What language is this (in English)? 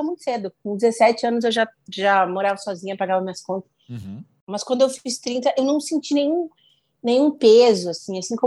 Portuguese